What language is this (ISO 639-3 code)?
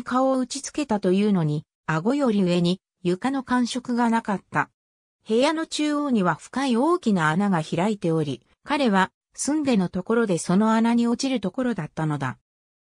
jpn